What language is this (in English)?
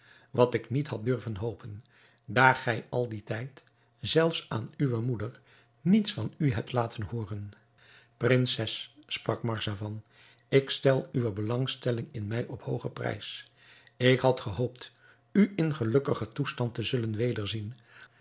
Dutch